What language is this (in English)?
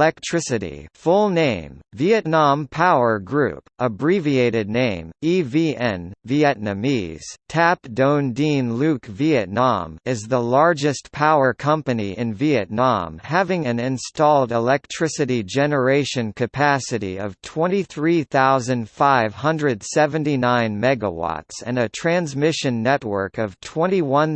English